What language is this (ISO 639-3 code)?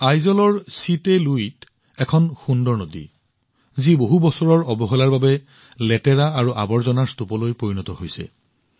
asm